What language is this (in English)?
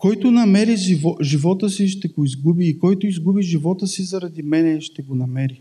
Bulgarian